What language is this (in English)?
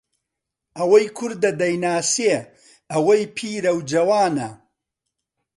Central Kurdish